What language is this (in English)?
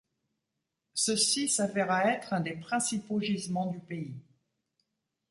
French